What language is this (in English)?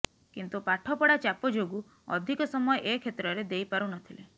Odia